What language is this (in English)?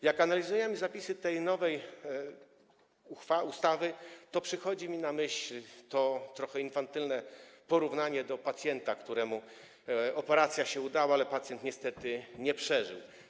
Polish